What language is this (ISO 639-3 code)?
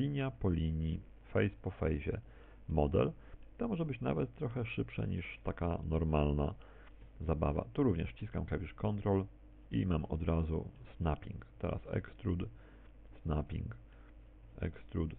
pol